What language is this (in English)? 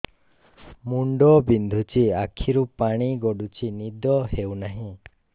Odia